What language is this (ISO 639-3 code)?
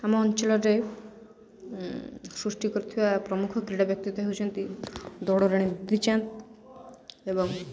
ori